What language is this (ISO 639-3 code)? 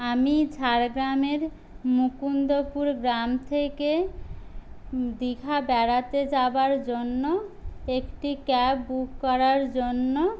ben